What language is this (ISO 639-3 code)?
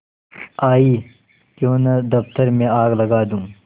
hin